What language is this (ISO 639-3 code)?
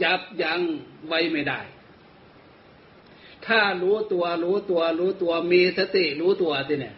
tha